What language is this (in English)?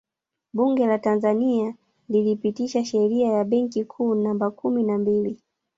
Swahili